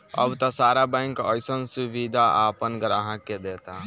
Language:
Bhojpuri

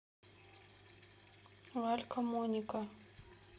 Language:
Russian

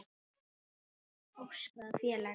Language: Icelandic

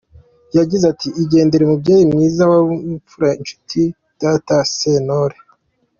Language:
Kinyarwanda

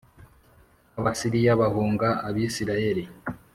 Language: Kinyarwanda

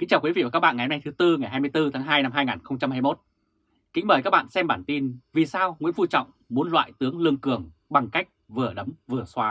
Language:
Vietnamese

